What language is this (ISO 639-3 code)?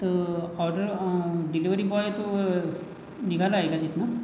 mar